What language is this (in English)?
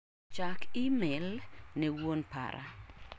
Luo (Kenya and Tanzania)